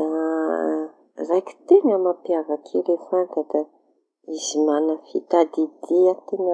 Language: Tanosy Malagasy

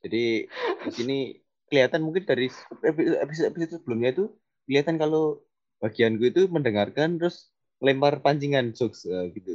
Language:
Indonesian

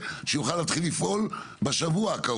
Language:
Hebrew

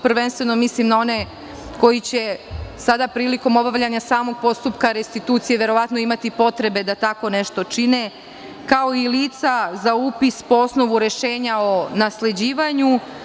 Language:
Serbian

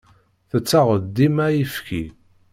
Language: Kabyle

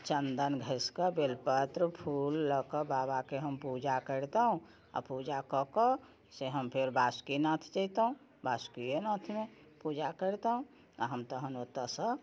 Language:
Maithili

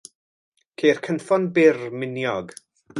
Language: Welsh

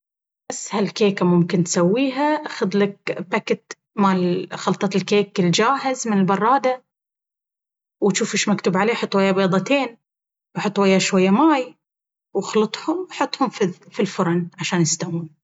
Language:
Baharna Arabic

